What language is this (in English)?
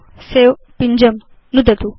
Sanskrit